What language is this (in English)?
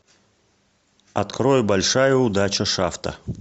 Russian